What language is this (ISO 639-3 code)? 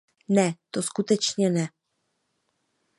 ces